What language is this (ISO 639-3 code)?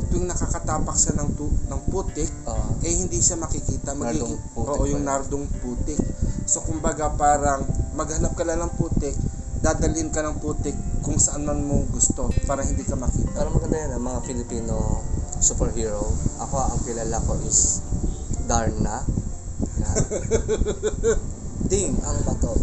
fil